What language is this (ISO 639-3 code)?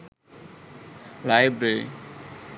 sin